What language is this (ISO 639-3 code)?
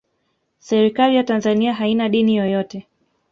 swa